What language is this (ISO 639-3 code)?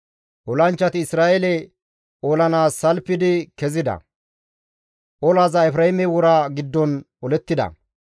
gmv